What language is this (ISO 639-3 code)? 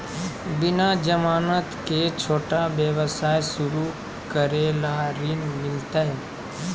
mag